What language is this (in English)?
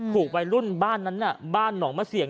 Thai